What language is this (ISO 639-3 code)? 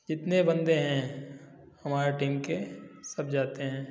hin